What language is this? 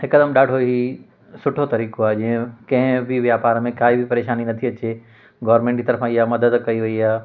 Sindhi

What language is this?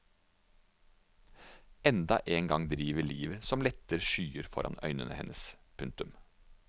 Norwegian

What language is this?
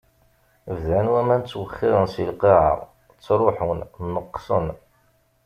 Kabyle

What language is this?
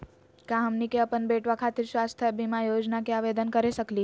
Magahi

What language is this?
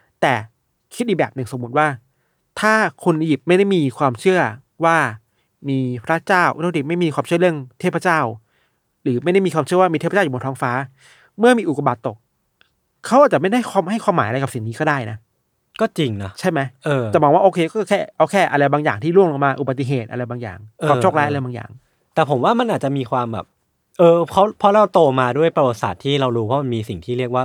Thai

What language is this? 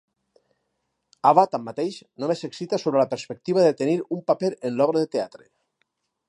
Catalan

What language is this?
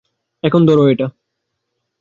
Bangla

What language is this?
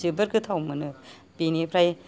Bodo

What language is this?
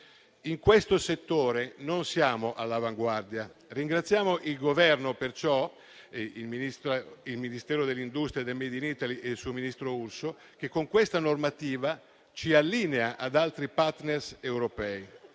Italian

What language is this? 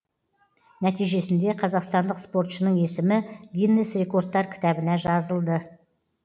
Kazakh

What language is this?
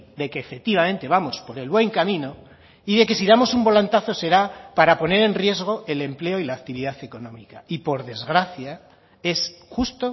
Spanish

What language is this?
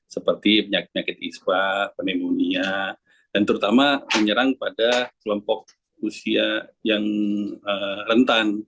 Indonesian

